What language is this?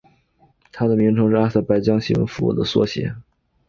Chinese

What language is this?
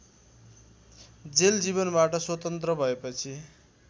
Nepali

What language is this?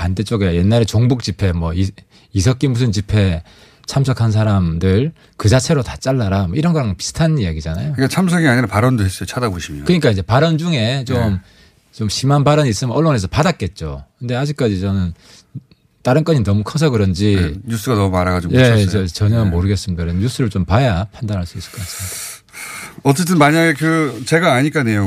Korean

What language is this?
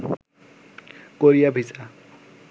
Bangla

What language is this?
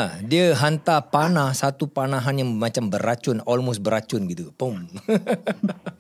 Malay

